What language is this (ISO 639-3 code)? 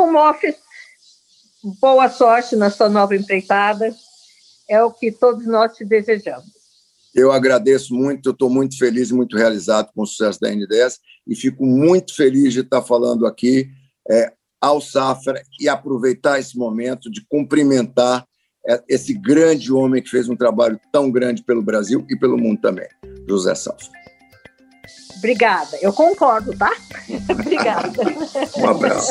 por